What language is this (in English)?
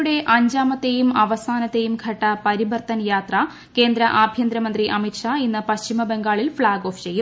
Malayalam